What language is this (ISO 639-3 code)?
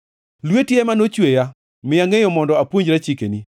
luo